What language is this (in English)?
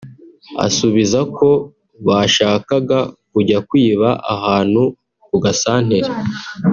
Kinyarwanda